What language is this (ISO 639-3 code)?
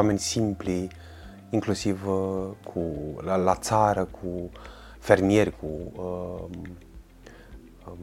ron